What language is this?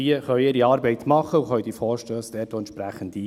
Swiss German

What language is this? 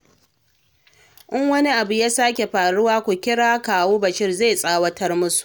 Hausa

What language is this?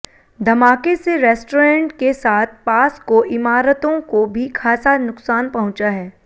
Hindi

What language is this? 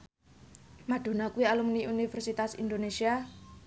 Javanese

